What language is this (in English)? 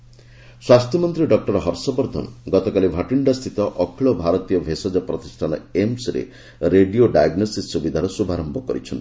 Odia